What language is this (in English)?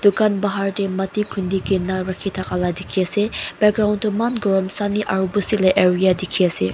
Naga Pidgin